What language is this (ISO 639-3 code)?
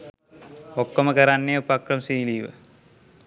sin